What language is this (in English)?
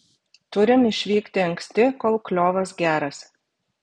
Lithuanian